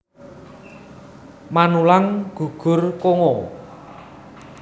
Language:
Javanese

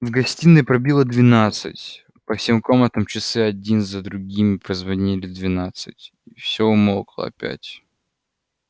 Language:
Russian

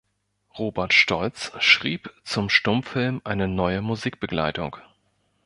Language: German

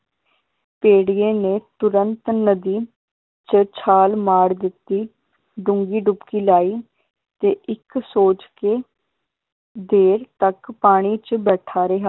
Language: Punjabi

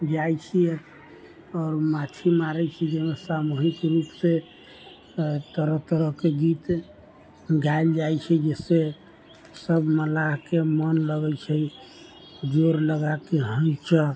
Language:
Maithili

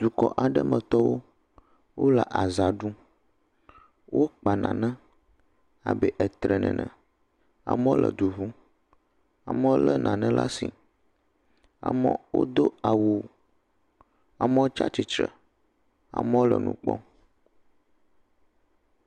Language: Ewe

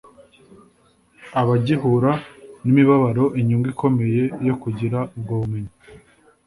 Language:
Kinyarwanda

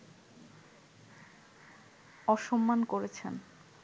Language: Bangla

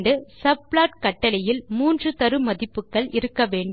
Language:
Tamil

